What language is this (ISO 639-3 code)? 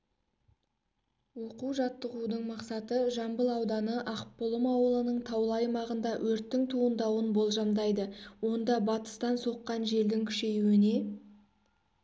kaz